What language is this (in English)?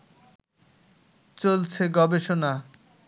Bangla